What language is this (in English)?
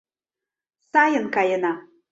Mari